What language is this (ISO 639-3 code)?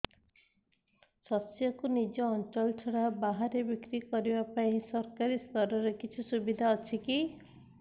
ori